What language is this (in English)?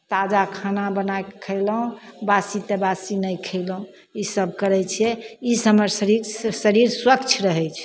Maithili